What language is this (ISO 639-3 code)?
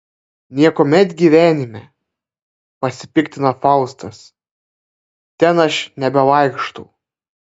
lit